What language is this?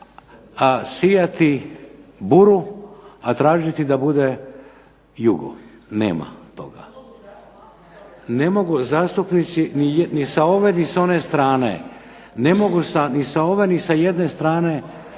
Croatian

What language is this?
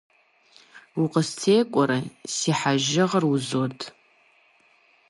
Kabardian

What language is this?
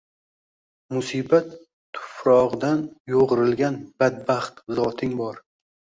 Uzbek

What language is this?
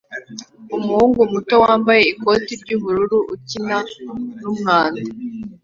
Kinyarwanda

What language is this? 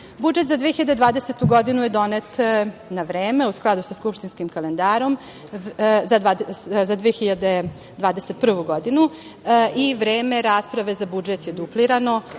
Serbian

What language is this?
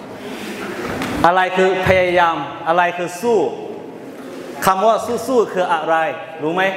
Thai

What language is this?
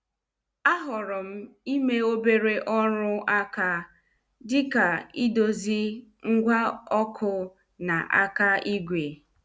Igbo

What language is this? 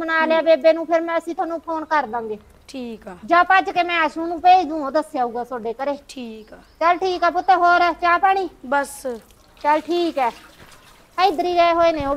Hindi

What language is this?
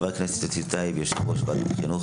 Hebrew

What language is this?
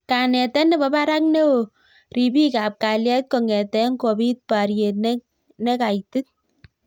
Kalenjin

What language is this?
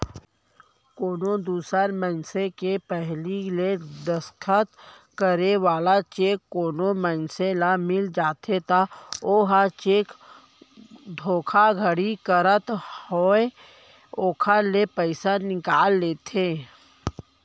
Chhattisgarhi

